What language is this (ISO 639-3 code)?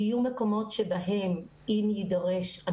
heb